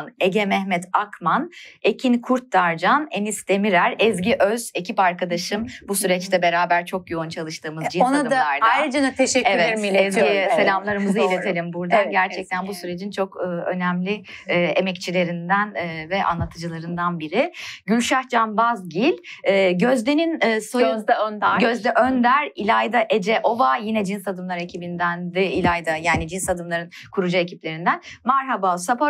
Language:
Turkish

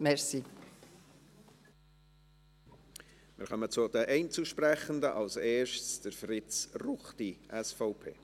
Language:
Swiss German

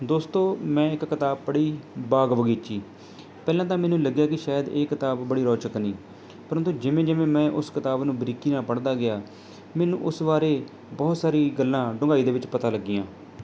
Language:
Punjabi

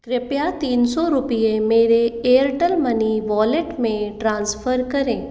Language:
Hindi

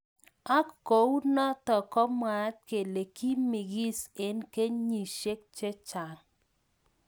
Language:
Kalenjin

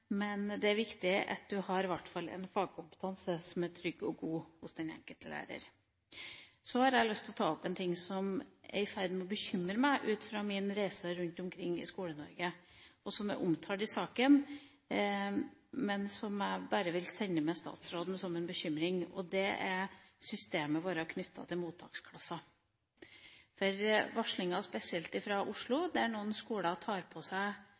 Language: Norwegian Bokmål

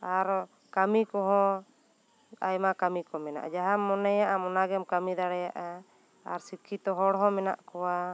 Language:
Santali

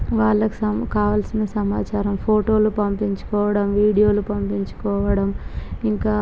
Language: Telugu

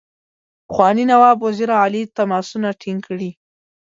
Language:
Pashto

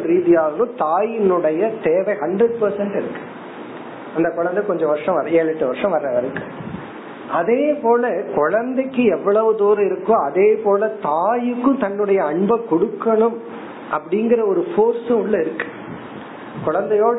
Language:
Tamil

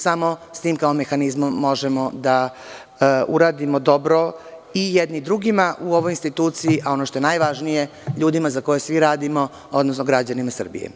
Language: Serbian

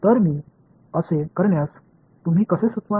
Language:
Marathi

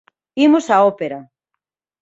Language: Galician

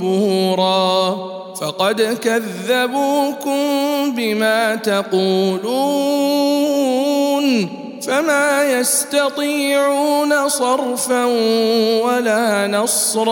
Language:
Arabic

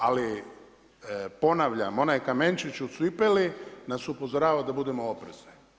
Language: Croatian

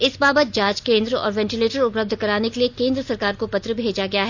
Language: Hindi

